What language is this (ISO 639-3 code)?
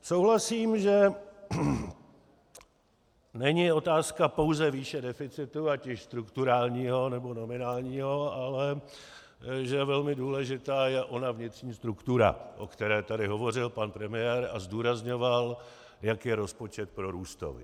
ces